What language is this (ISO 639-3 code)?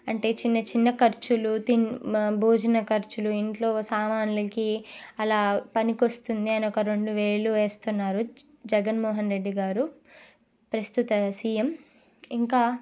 tel